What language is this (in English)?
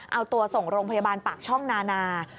Thai